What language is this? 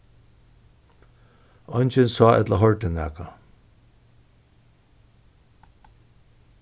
Faroese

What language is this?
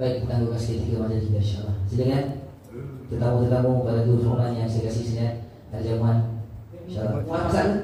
Malay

